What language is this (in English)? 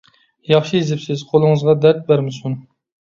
Uyghur